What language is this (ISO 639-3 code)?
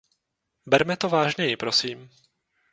ces